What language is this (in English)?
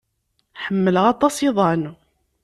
Kabyle